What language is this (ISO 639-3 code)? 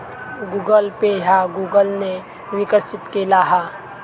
mar